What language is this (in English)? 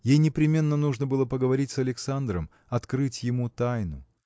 Russian